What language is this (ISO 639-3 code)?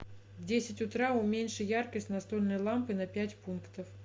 rus